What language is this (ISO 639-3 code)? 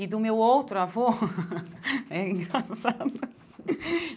por